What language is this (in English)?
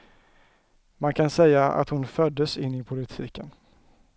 Swedish